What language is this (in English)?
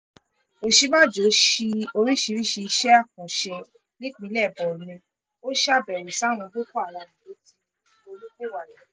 Yoruba